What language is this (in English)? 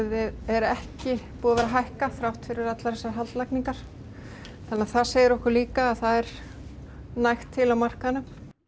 Icelandic